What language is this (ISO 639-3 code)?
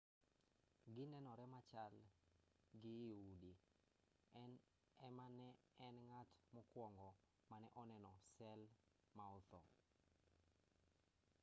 luo